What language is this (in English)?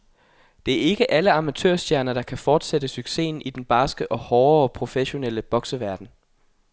Danish